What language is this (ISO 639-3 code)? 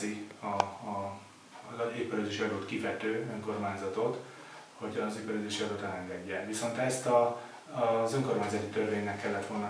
hun